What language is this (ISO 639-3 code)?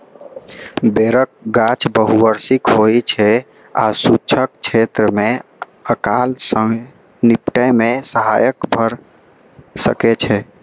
mai